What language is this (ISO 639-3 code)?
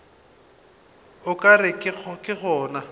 nso